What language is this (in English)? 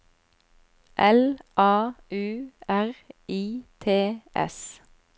Norwegian